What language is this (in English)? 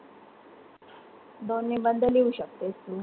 Marathi